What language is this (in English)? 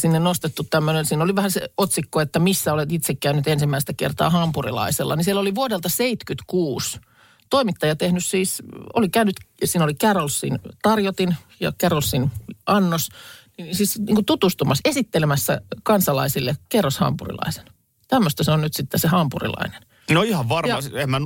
Finnish